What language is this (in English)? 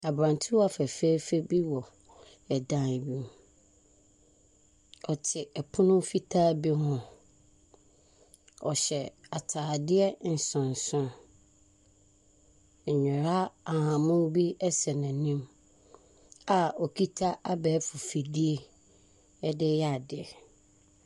Akan